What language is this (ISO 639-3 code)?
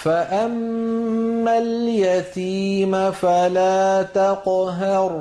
ara